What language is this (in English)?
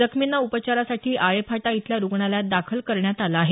Marathi